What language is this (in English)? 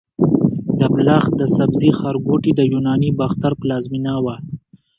Pashto